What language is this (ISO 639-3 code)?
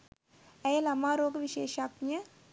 sin